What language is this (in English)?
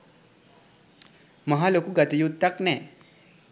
Sinhala